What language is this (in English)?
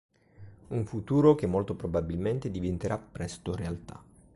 Italian